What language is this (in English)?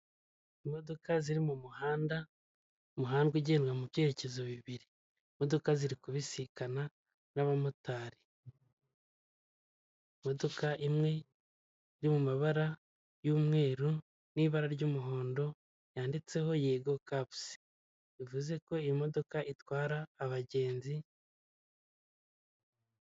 Kinyarwanda